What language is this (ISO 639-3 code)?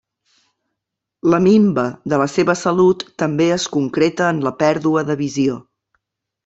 cat